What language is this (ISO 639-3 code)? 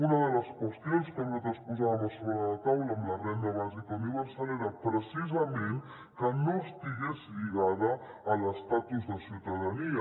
cat